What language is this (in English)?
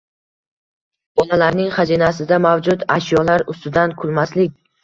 Uzbek